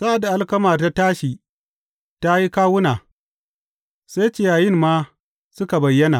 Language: Hausa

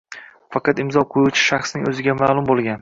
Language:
Uzbek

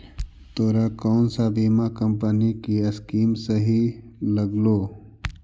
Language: Magahi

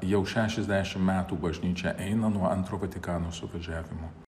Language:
Lithuanian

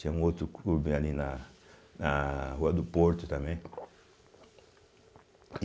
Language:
Portuguese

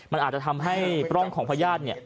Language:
Thai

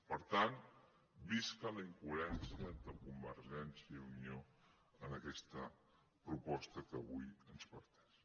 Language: Catalan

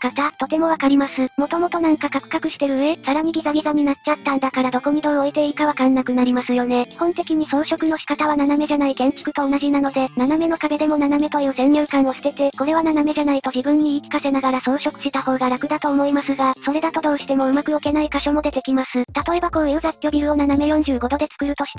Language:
Japanese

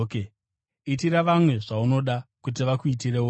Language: Shona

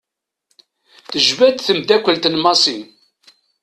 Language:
Kabyle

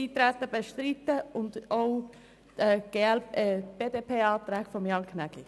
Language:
Swiss German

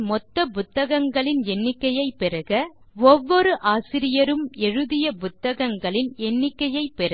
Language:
Tamil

